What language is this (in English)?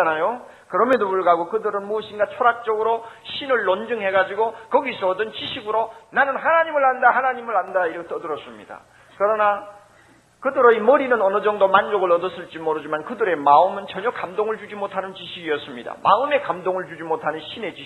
Korean